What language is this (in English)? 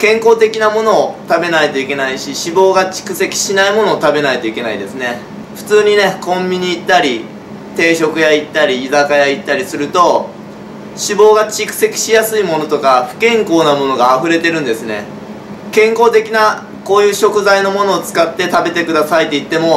Japanese